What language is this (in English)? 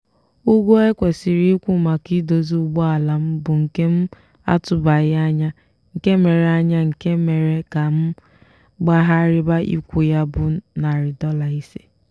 Igbo